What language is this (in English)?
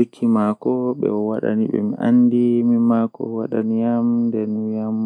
Western Niger Fulfulde